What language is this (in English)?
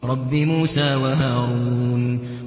Arabic